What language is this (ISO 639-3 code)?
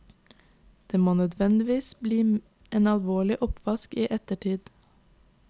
nor